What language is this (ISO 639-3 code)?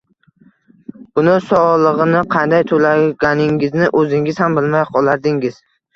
uzb